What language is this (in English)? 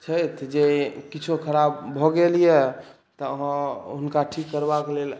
Maithili